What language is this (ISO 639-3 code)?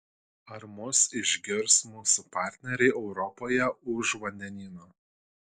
lit